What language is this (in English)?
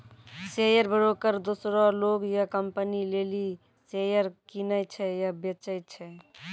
Maithili